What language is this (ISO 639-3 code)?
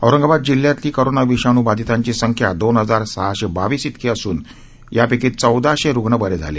mar